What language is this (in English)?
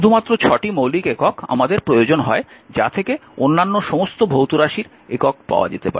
Bangla